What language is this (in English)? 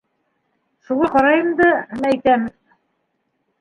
Bashkir